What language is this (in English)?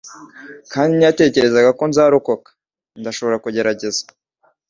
Kinyarwanda